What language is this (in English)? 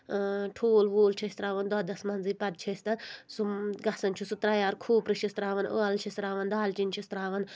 Kashmiri